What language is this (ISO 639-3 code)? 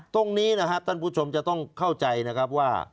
tha